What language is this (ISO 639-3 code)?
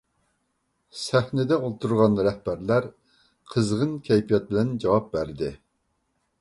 uig